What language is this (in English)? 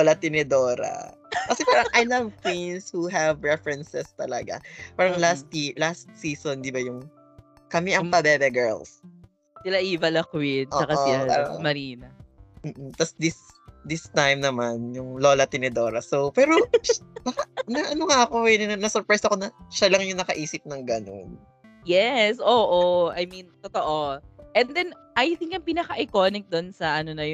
Filipino